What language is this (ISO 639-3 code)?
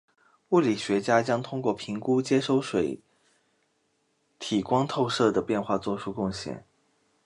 zho